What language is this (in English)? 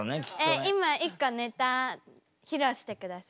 Japanese